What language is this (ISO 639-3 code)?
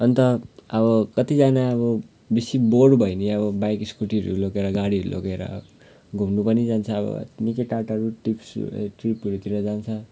nep